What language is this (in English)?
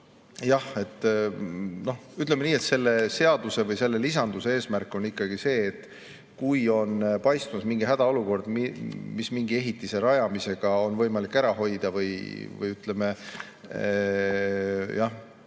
Estonian